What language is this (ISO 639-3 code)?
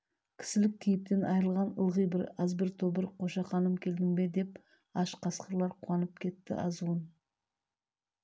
kaz